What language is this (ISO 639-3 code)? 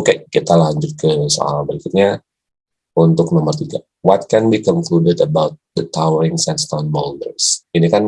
ind